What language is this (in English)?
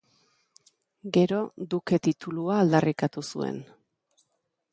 Basque